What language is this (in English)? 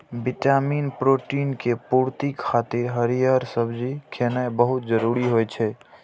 Maithili